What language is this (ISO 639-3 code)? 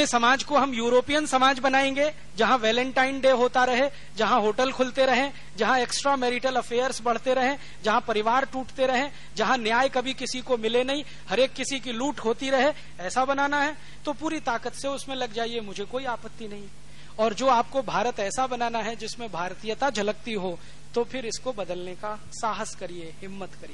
hin